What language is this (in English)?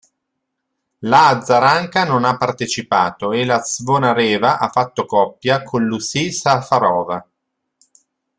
Italian